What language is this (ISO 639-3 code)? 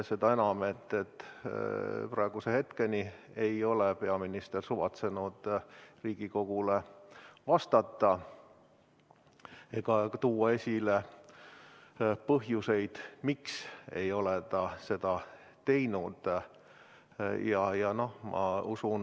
est